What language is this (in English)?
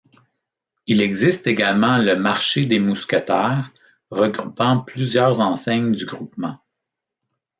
French